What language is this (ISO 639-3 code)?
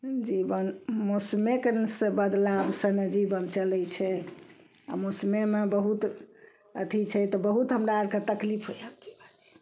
mai